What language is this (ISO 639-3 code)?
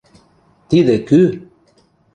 mrj